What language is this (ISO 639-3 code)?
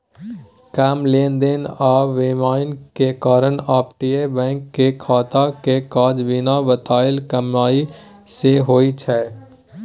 mai